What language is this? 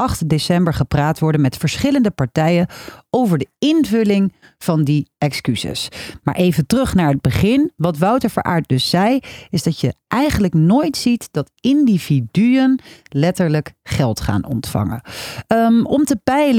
Dutch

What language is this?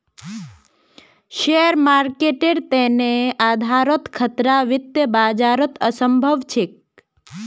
Magahi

